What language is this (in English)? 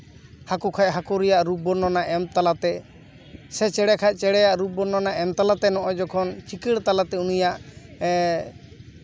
Santali